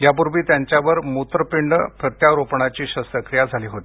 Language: Marathi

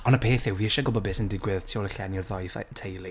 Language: Welsh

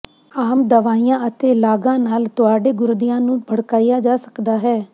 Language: Punjabi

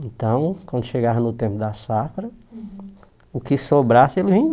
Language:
Portuguese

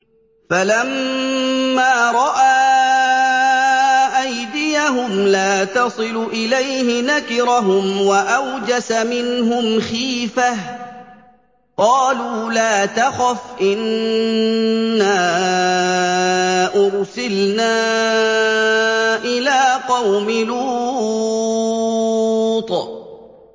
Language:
Arabic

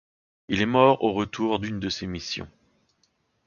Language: French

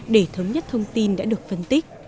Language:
Vietnamese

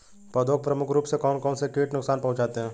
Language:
Hindi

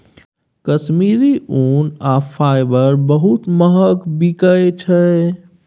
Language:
Maithili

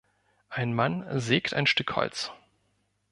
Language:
German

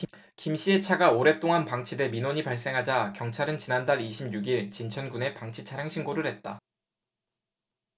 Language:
Korean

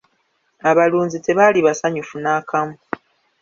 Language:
Ganda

